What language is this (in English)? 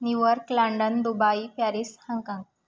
Sanskrit